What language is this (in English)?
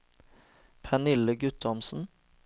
Norwegian